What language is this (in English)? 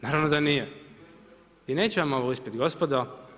Croatian